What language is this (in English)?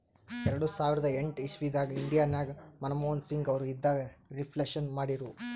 Kannada